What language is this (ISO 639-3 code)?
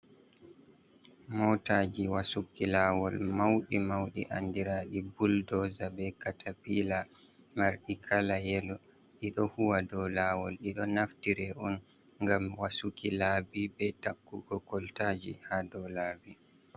ful